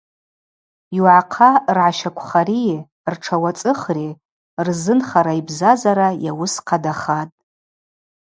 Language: Abaza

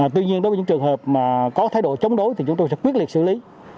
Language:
Vietnamese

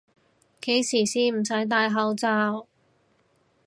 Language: Cantonese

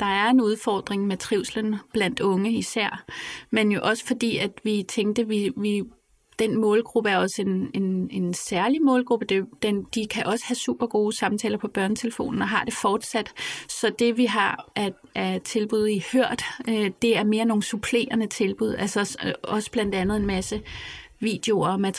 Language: Danish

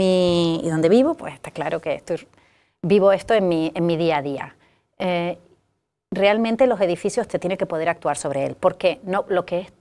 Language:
Spanish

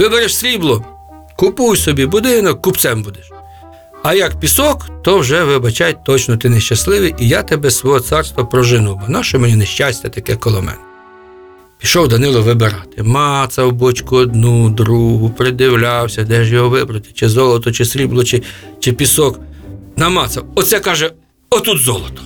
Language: Ukrainian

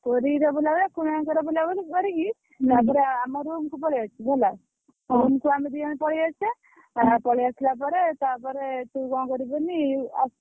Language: Odia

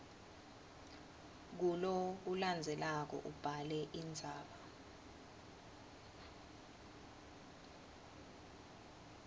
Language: Swati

